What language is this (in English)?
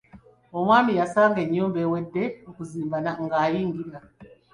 Ganda